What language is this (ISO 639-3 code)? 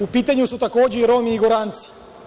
srp